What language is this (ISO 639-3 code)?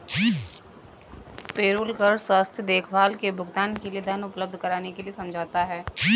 hin